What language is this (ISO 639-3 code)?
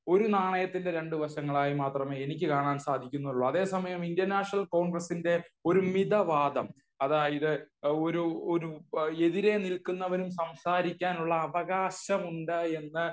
mal